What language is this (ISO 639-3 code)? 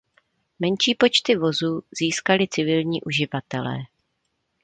ces